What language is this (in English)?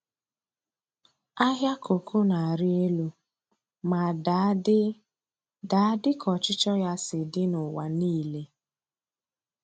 Igbo